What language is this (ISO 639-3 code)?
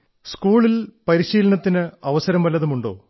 mal